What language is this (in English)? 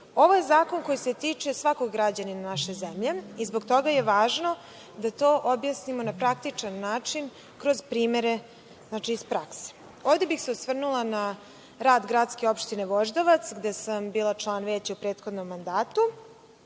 Serbian